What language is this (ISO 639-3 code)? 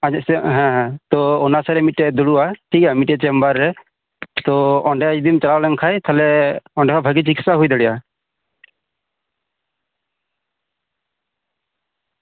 sat